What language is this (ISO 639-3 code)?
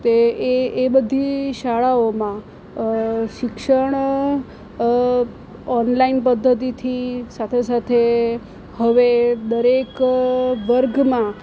guj